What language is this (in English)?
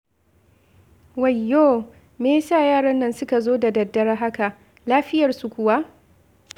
Hausa